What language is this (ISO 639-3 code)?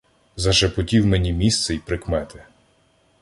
ukr